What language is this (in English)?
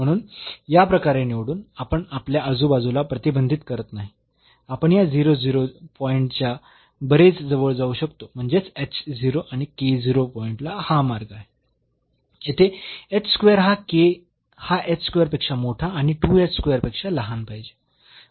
Marathi